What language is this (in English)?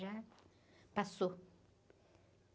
Portuguese